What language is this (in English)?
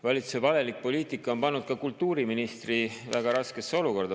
Estonian